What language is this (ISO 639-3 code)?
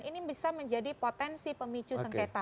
ind